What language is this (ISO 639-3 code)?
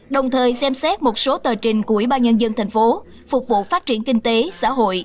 vie